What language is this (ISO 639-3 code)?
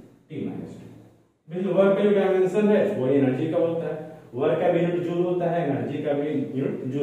hin